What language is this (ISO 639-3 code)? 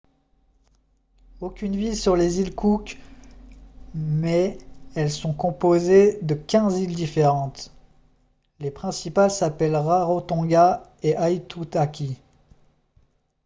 fra